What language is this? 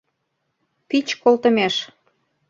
Mari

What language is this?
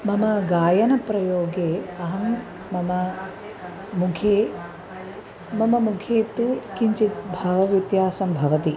Sanskrit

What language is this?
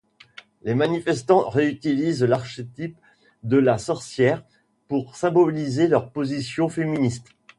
French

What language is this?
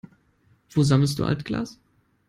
German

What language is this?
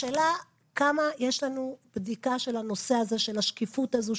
Hebrew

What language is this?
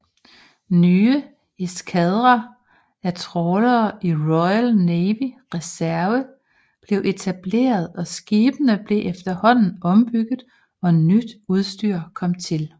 Danish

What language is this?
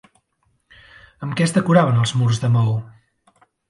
Catalan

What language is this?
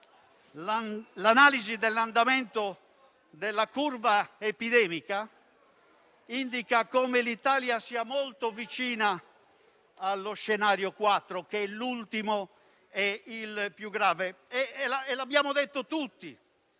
Italian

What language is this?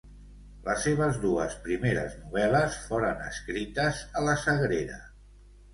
Catalan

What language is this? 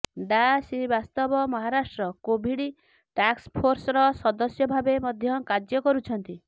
Odia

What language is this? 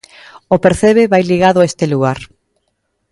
Galician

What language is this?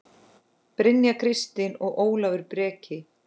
Icelandic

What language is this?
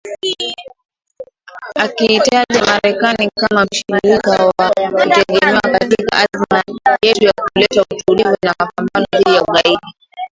Swahili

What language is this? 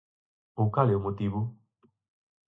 Galician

